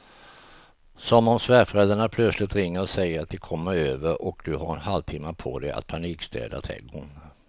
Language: Swedish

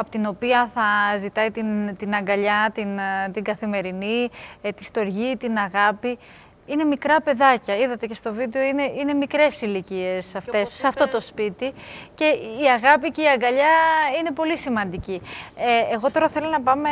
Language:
Greek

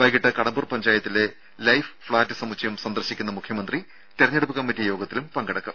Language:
Malayalam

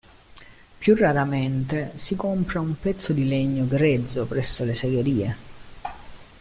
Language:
Italian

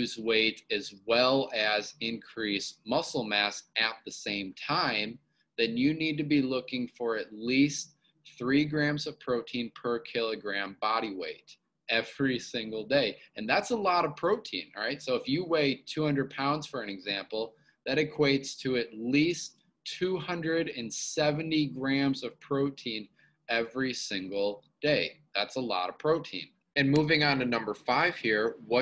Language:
English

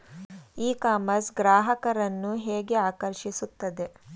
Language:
Kannada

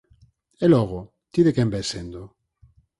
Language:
Galician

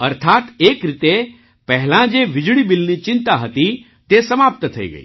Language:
Gujarati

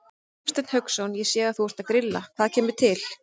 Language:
Icelandic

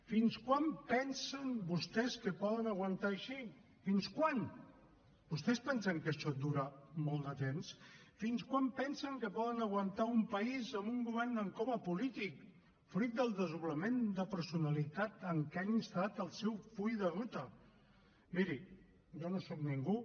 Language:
Catalan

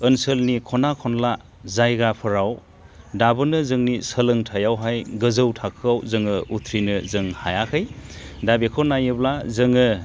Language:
Bodo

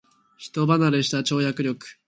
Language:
Japanese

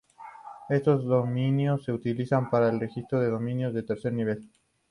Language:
Spanish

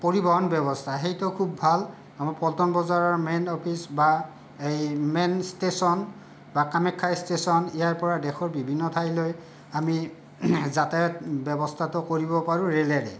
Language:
Assamese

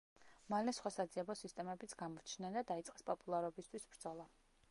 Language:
Georgian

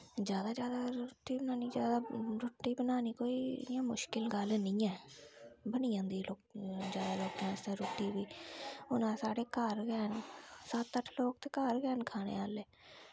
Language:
Dogri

